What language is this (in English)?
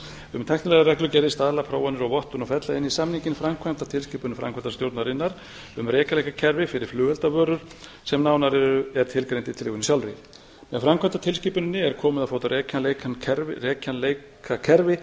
Icelandic